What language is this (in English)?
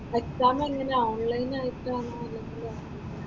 Malayalam